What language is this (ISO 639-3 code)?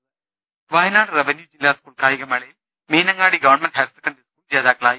mal